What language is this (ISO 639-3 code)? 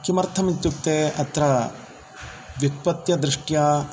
san